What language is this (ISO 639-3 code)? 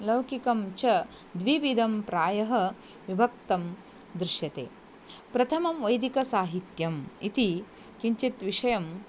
san